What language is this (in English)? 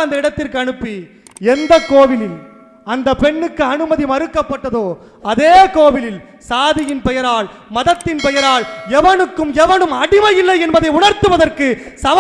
Korean